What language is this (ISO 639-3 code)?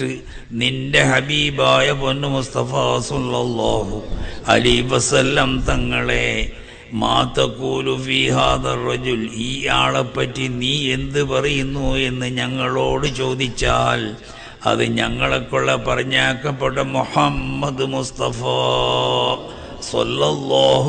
ara